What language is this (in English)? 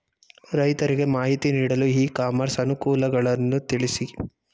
Kannada